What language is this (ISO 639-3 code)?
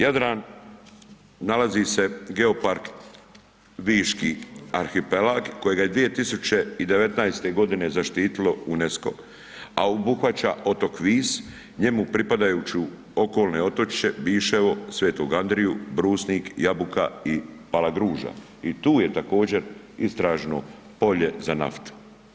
hrv